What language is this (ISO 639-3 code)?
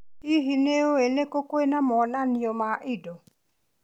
kik